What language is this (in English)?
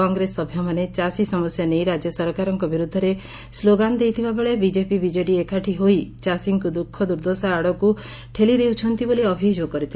Odia